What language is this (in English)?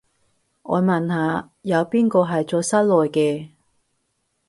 Cantonese